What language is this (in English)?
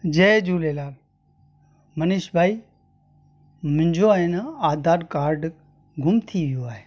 Sindhi